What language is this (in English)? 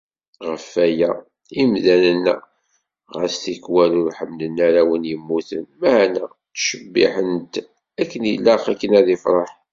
Kabyle